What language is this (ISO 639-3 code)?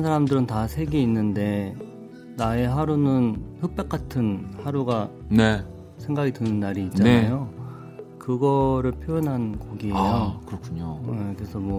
kor